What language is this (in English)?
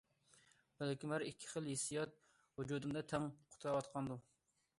Uyghur